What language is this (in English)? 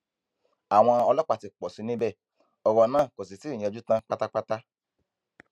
Yoruba